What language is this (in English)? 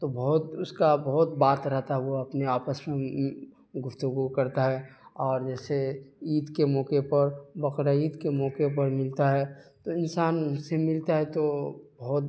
Urdu